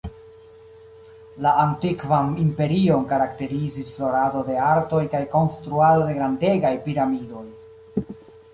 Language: Esperanto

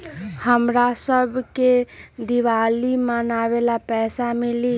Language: Magahi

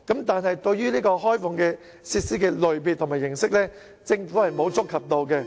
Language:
Cantonese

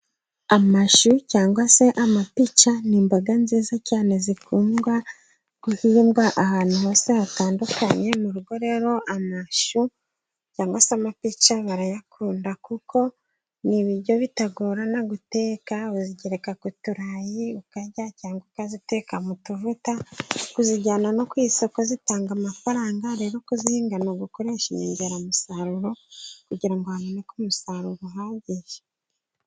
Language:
Kinyarwanda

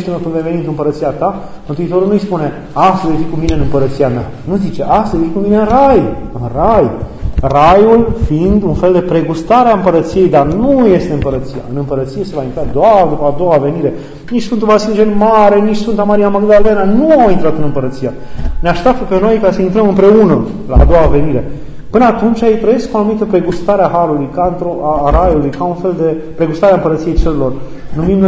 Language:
Romanian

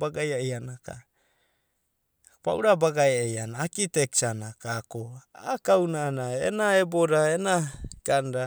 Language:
Abadi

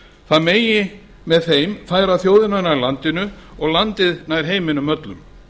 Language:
Icelandic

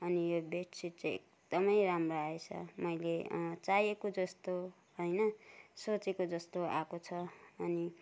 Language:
Nepali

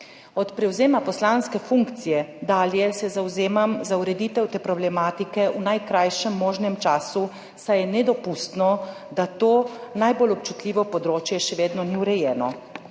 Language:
Slovenian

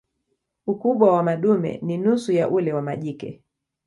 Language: Swahili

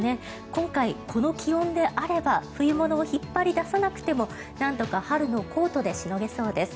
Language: Japanese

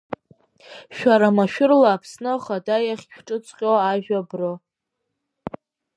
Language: Abkhazian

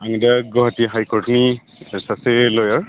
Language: Bodo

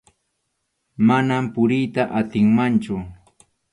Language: Arequipa-La Unión Quechua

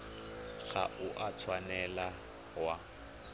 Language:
Tswana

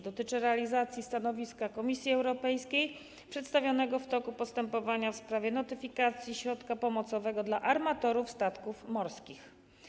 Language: Polish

